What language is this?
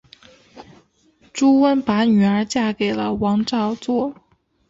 Chinese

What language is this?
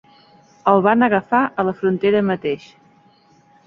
Catalan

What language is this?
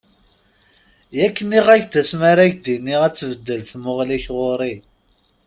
Kabyle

